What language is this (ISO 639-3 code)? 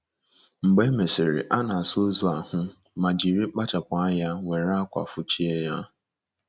ibo